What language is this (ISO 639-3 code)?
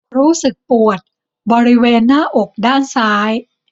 tha